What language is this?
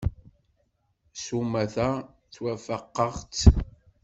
Kabyle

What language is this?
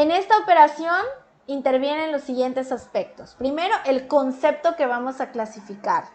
Spanish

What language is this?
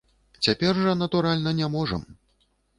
Belarusian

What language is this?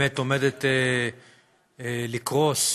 Hebrew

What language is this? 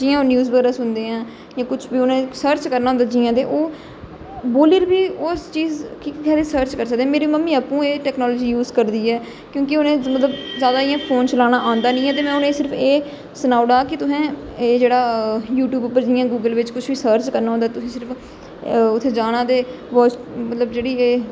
Dogri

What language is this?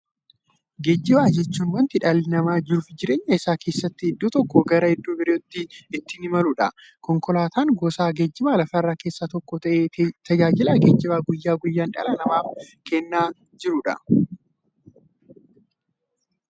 Oromo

